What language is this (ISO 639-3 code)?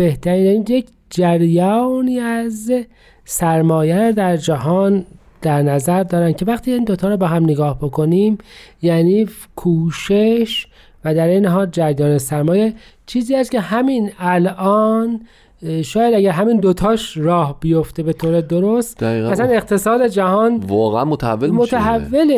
fas